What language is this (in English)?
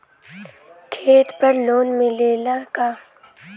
Bhojpuri